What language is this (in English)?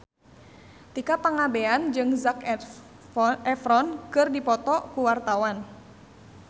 Sundanese